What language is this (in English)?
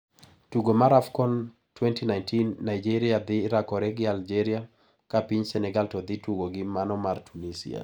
Luo (Kenya and Tanzania)